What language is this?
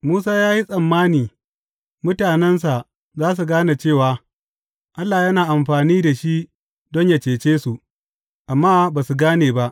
Hausa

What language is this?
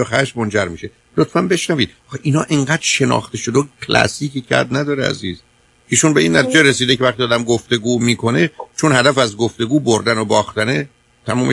Persian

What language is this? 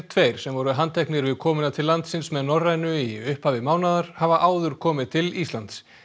Icelandic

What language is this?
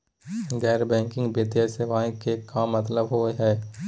Magahi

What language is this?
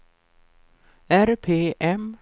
Swedish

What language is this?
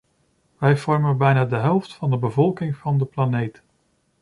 Dutch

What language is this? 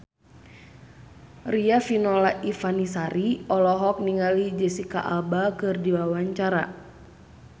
Sundanese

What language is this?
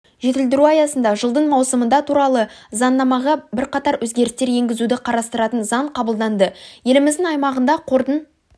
Kazakh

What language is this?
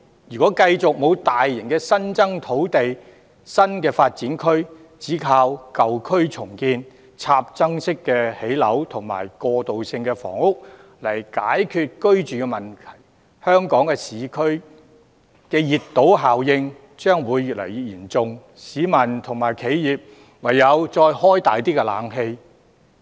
Cantonese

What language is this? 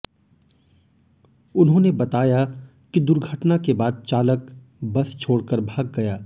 Hindi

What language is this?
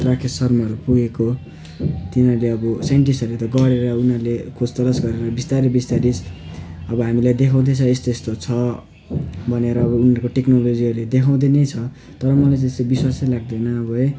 Nepali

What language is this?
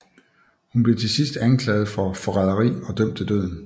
Danish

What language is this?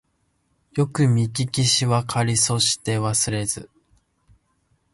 Japanese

